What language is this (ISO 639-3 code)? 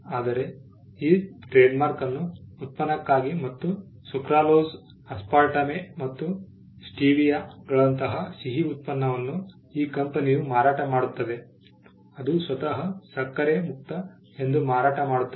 kan